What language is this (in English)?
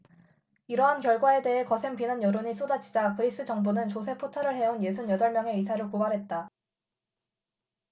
Korean